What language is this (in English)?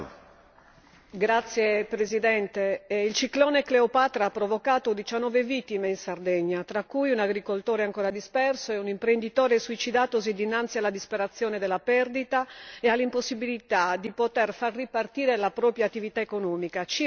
Italian